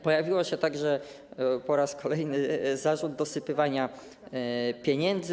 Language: Polish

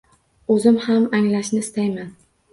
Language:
Uzbek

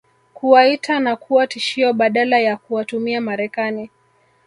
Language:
Swahili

